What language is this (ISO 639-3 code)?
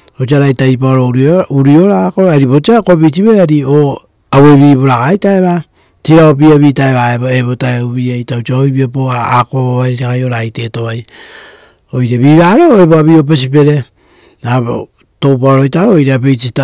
roo